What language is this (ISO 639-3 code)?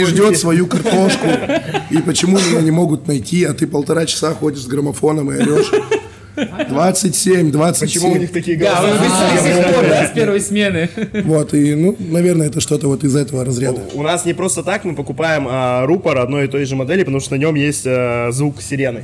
rus